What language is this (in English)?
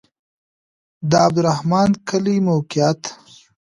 Pashto